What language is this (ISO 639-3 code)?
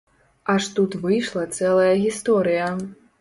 bel